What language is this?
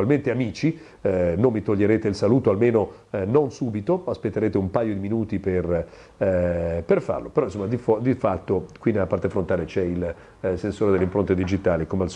Italian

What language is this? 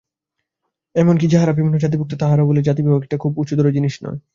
Bangla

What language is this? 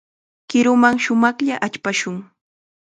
Chiquián Ancash Quechua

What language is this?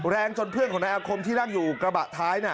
Thai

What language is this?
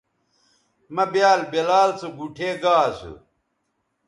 Bateri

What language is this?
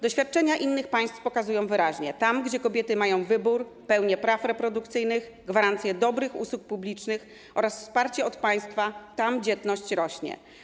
Polish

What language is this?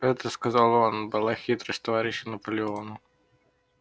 Russian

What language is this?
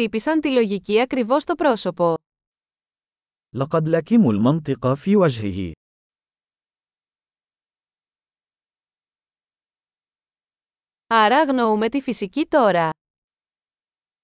Greek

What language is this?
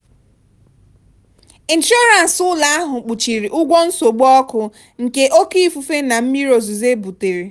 Igbo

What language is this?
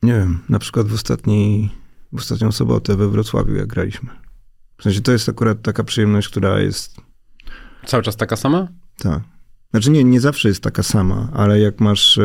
Polish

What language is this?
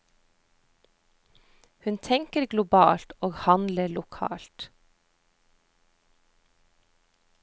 Norwegian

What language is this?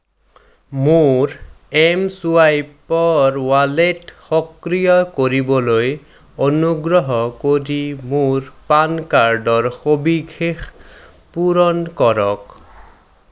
Assamese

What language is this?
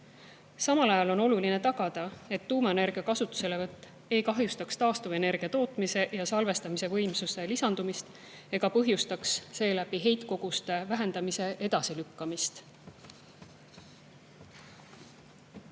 Estonian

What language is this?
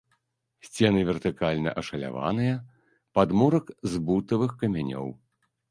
Belarusian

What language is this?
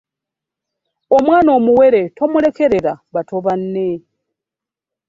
Ganda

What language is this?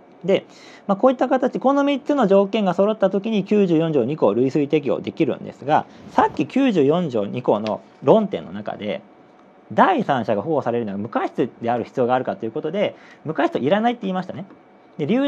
Japanese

